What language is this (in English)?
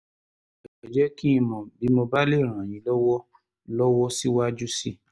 Yoruba